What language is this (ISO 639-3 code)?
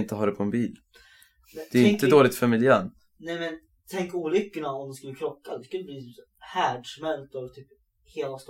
swe